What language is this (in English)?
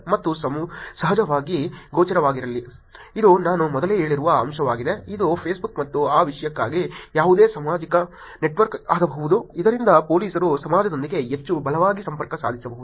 Kannada